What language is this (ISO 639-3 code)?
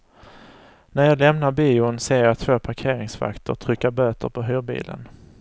swe